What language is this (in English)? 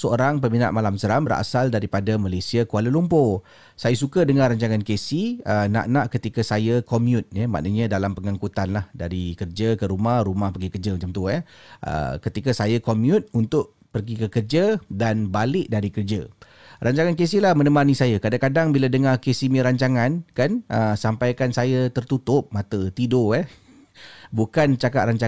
Malay